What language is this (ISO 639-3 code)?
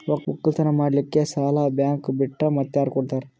kan